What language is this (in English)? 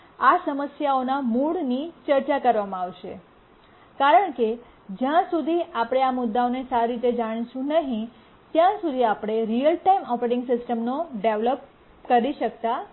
Gujarati